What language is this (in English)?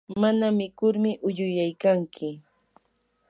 Yanahuanca Pasco Quechua